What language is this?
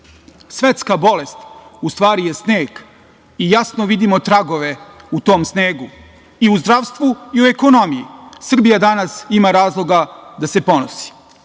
Serbian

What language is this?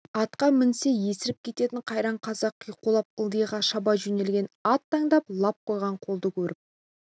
Kazakh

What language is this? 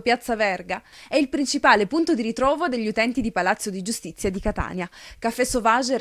Italian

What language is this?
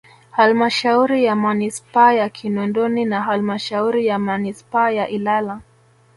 Swahili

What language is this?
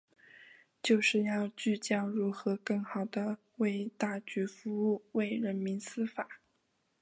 Chinese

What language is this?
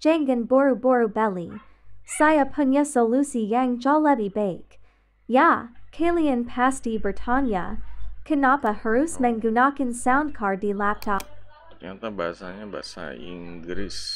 Indonesian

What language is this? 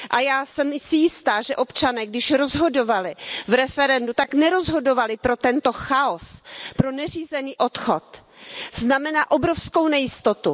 Czech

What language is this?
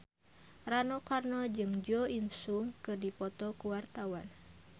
Sundanese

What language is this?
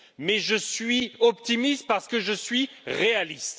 French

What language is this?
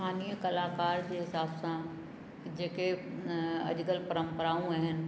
Sindhi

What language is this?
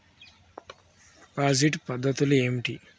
Telugu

